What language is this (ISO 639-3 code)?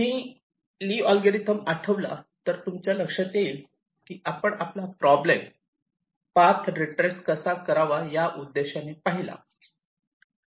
mar